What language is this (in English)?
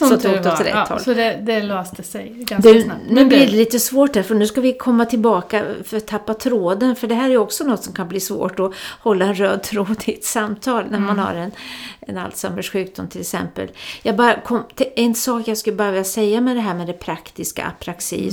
Swedish